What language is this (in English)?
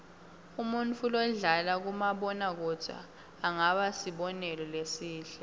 Swati